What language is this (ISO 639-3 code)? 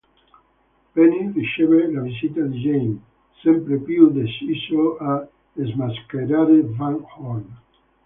ita